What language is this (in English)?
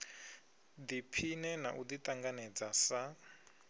Venda